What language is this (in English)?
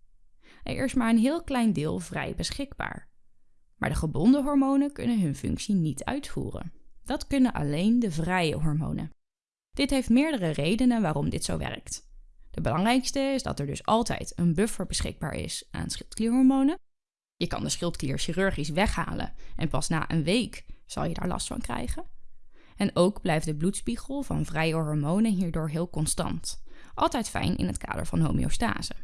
Dutch